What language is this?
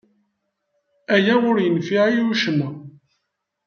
Kabyle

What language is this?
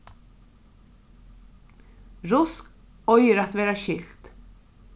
Faroese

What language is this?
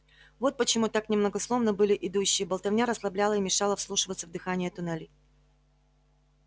Russian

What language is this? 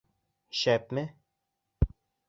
Bashkir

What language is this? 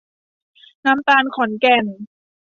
Thai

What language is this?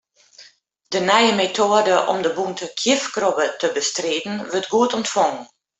Western Frisian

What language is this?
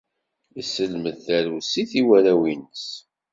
Kabyle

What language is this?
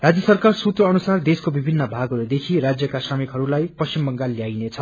Nepali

